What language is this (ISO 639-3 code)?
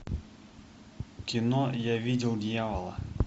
rus